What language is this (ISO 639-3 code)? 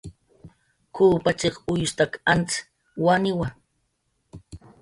jqr